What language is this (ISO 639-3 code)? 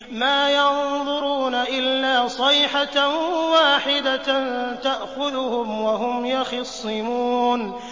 ara